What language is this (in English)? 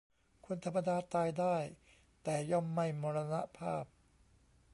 Thai